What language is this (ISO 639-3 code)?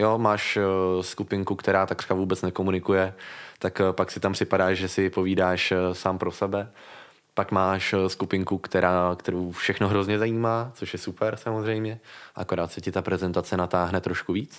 ces